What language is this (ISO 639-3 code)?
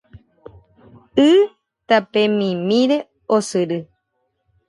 grn